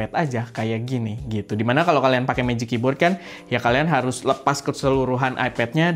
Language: Indonesian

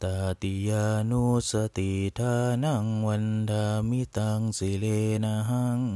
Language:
Thai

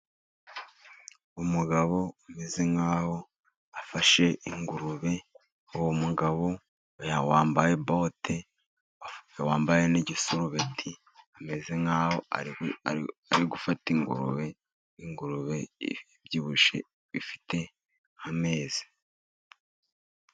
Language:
Kinyarwanda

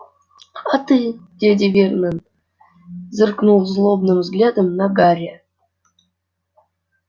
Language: Russian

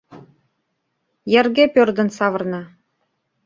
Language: Mari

